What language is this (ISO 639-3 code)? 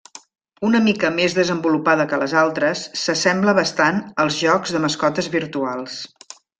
cat